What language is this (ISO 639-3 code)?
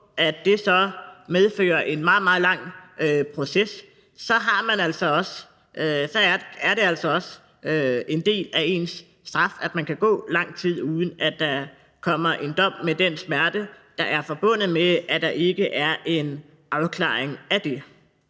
dan